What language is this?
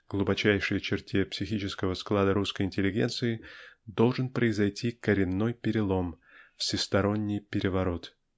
Russian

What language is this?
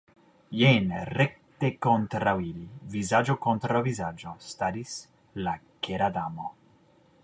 Esperanto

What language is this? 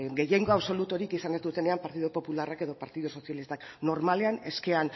Basque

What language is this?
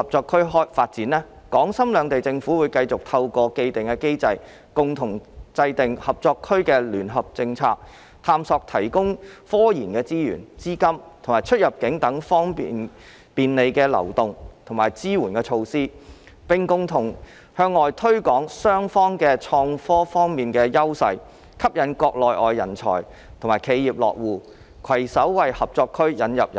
Cantonese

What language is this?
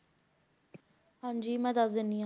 Punjabi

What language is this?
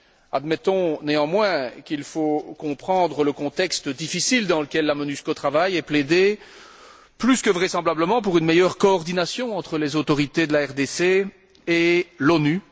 French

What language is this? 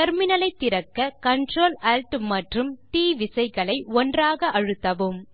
Tamil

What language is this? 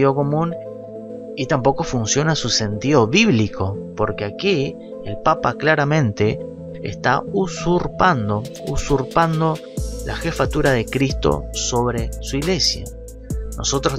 Spanish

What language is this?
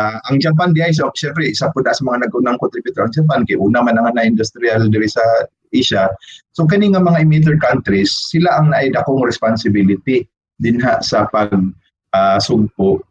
Filipino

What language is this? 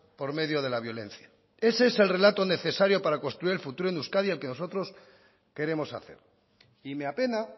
Spanish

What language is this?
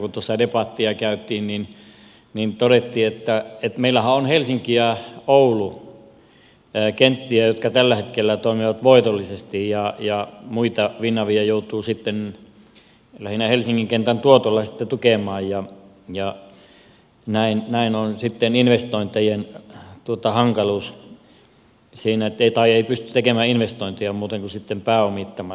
Finnish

